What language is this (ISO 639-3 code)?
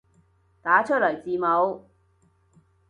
yue